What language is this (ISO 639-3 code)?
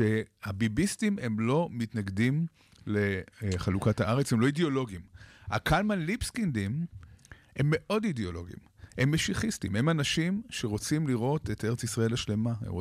heb